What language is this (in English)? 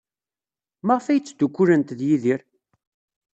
Kabyle